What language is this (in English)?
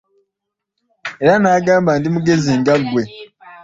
Ganda